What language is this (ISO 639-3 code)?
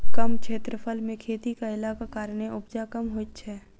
mai